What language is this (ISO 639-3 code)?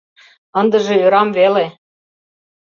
chm